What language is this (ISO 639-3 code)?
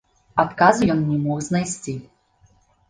bel